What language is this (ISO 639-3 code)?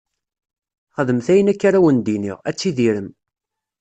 kab